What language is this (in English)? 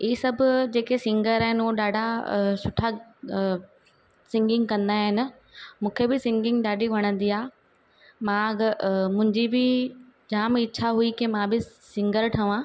Sindhi